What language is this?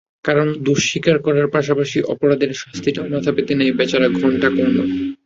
Bangla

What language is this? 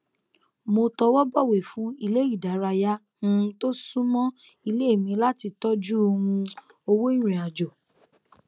Yoruba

